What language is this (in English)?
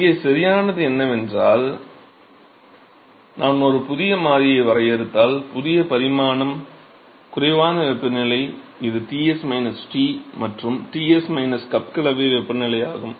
Tamil